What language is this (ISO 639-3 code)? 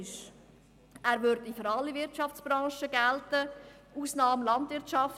gsw